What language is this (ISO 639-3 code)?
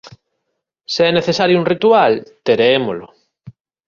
glg